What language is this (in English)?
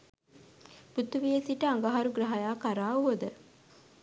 Sinhala